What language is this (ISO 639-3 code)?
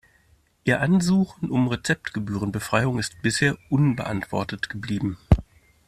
deu